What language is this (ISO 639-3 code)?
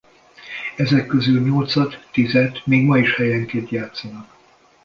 hun